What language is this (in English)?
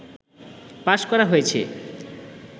Bangla